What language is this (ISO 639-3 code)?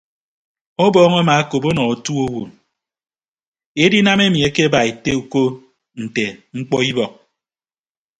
ibb